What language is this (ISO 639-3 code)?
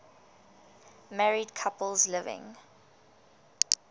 eng